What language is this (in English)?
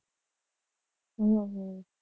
Gujarati